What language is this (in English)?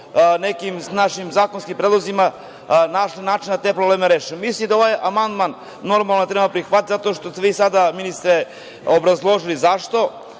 Serbian